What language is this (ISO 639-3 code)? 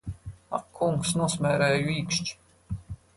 lav